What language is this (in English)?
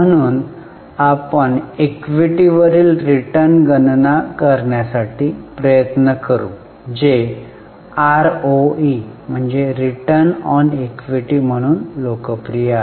Marathi